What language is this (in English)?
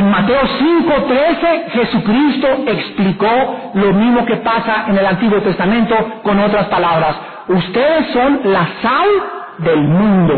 Spanish